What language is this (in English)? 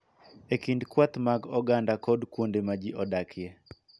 Luo (Kenya and Tanzania)